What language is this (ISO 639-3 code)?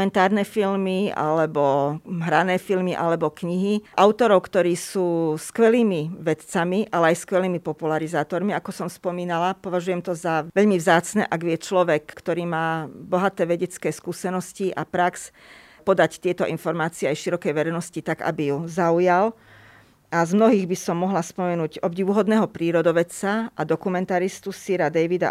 slk